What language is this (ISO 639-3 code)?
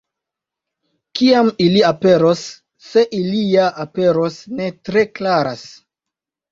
epo